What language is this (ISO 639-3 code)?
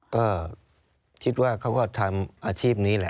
tha